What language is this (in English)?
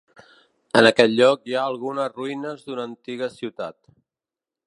Catalan